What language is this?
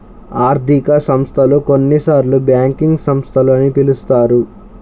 Telugu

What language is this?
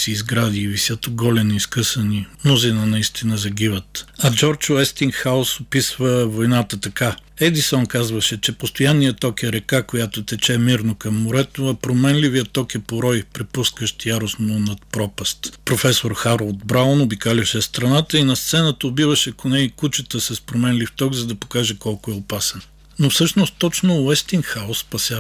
Bulgarian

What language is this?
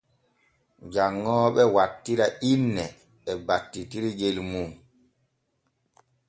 Borgu Fulfulde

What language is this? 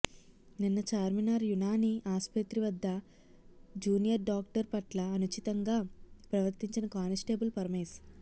Telugu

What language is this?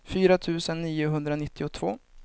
Swedish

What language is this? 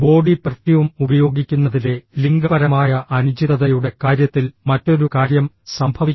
Malayalam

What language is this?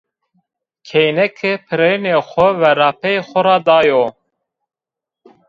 Zaza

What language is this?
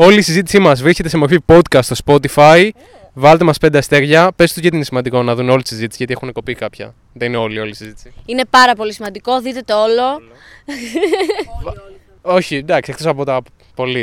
Greek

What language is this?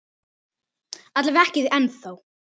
Icelandic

